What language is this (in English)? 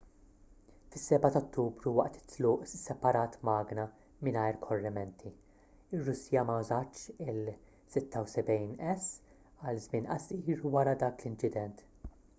Maltese